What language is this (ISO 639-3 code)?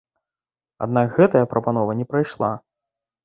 bel